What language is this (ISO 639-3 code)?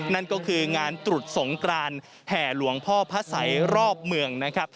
tha